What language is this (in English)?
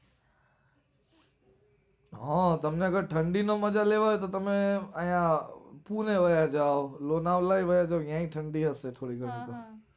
Gujarati